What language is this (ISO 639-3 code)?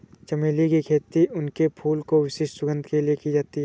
hin